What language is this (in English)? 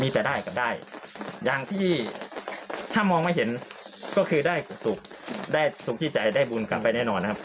Thai